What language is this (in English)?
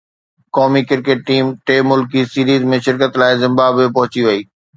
Sindhi